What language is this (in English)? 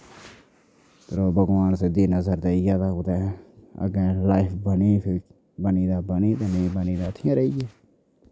Dogri